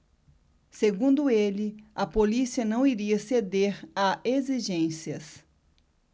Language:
Portuguese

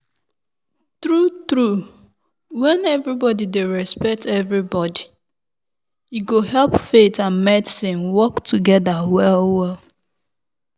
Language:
Nigerian Pidgin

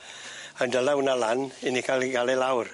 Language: Welsh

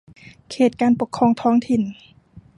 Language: Thai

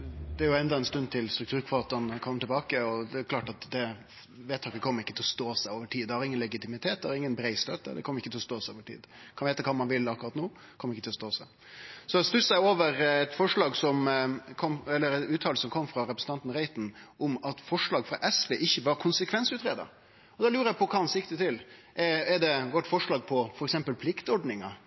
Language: Norwegian Nynorsk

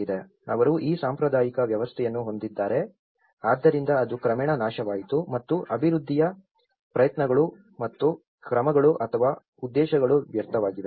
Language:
Kannada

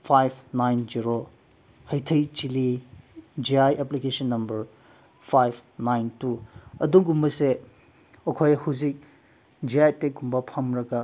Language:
Manipuri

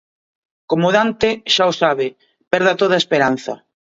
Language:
Galician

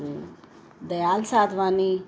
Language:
Sindhi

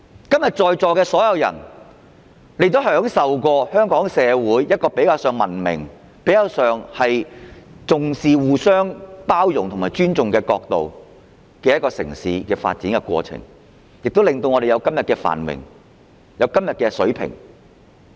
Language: Cantonese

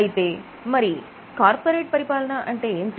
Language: Telugu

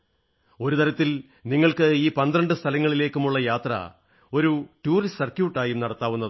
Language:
Malayalam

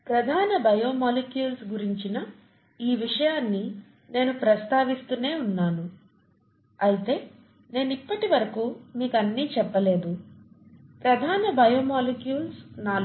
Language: Telugu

